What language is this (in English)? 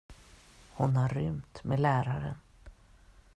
Swedish